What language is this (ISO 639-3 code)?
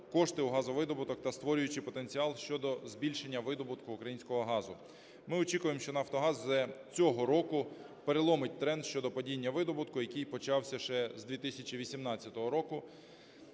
ukr